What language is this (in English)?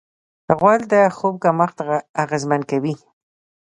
Pashto